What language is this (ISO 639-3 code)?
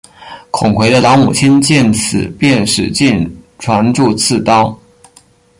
zho